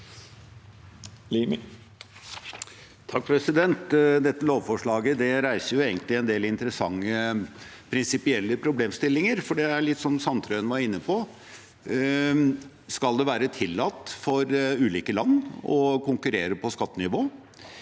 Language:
Norwegian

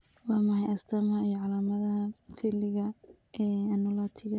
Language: Somali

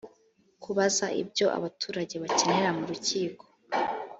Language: Kinyarwanda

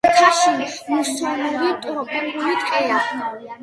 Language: Georgian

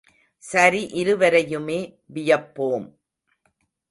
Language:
Tamil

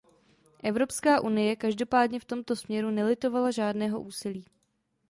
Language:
Czech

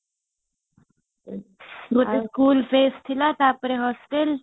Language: Odia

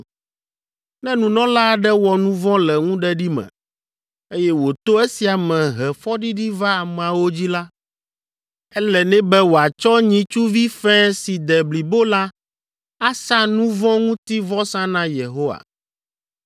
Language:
Ewe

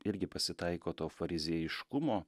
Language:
Lithuanian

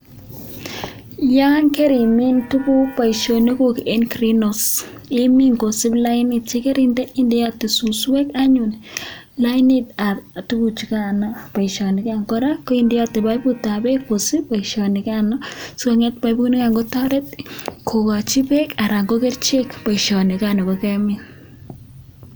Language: Kalenjin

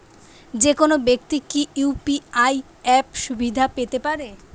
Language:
Bangla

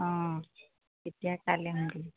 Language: Assamese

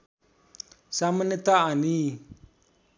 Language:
Nepali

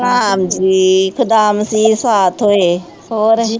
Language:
Punjabi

